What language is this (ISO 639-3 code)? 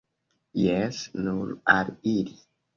epo